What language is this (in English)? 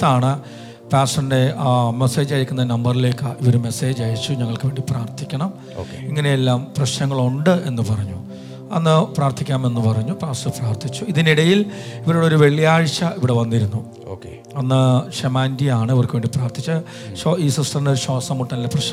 Malayalam